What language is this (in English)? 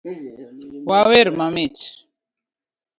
Luo (Kenya and Tanzania)